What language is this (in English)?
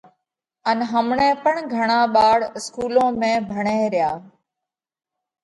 Parkari Koli